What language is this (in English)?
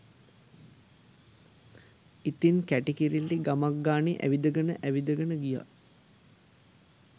Sinhala